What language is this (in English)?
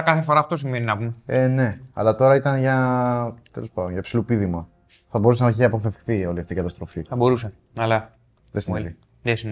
Greek